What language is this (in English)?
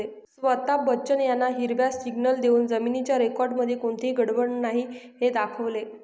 Marathi